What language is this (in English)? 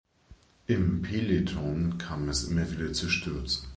German